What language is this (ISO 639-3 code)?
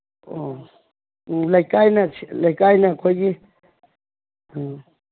mni